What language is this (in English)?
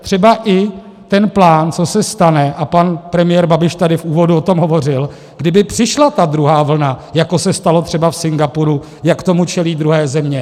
Czech